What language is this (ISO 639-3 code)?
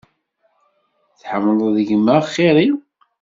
kab